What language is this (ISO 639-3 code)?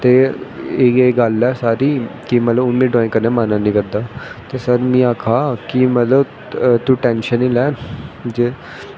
doi